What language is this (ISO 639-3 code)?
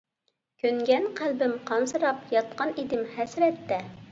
uig